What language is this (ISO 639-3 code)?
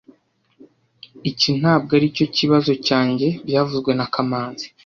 kin